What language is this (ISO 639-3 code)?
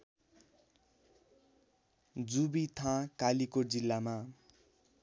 nep